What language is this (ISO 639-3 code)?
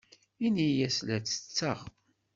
kab